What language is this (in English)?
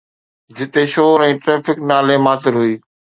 Sindhi